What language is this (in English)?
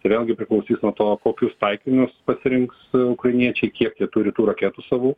Lithuanian